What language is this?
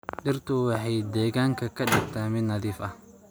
Somali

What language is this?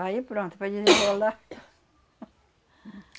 Portuguese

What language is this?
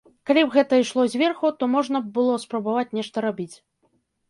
Belarusian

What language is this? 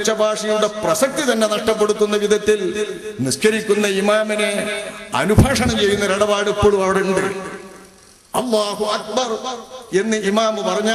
Arabic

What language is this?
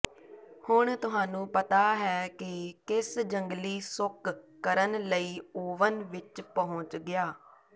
Punjabi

